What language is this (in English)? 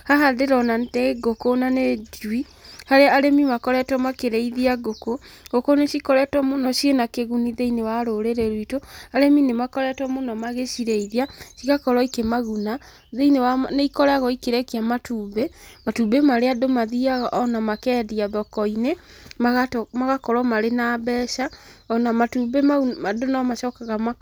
Kikuyu